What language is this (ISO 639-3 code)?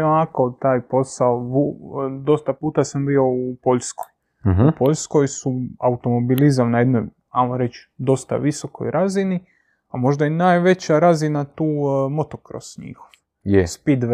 hrv